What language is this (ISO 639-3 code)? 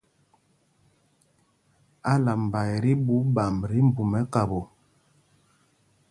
mgg